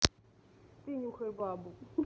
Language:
Russian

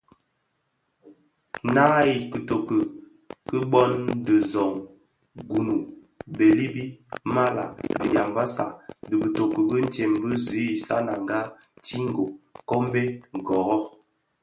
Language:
Bafia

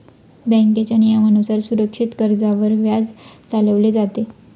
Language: Marathi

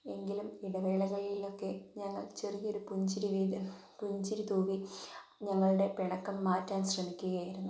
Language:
Malayalam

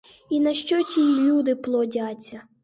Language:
Ukrainian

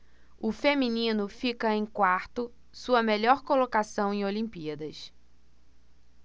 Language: Portuguese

